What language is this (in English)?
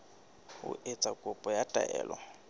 Southern Sotho